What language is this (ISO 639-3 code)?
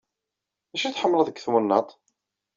kab